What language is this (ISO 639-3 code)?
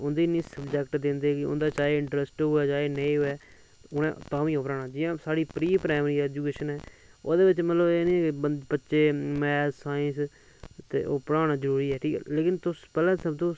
doi